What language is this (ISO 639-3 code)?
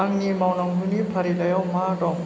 brx